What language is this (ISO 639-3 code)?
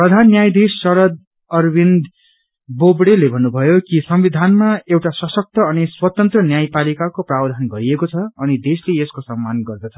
nep